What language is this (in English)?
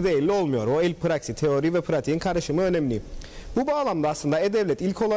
Turkish